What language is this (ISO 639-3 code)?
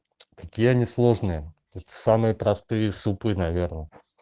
rus